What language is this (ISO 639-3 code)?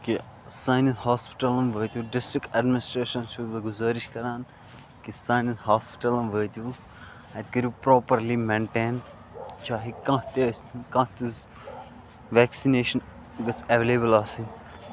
kas